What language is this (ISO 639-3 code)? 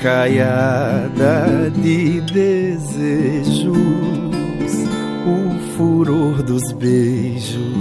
por